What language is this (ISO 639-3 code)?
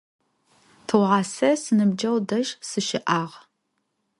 ady